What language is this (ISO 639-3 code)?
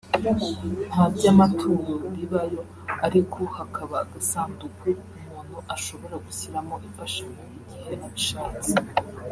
kin